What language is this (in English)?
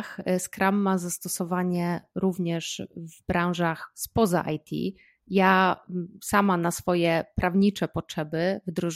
Polish